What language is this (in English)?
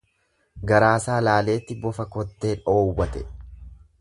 Oromo